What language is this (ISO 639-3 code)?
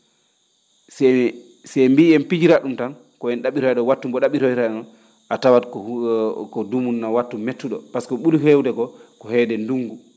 ful